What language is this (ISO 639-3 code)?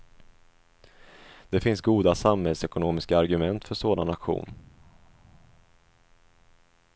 swe